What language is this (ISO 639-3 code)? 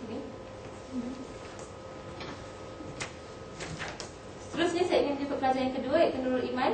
msa